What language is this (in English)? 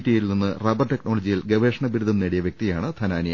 Malayalam